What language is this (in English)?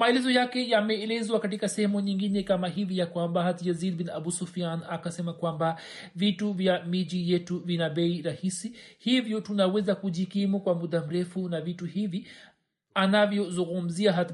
Swahili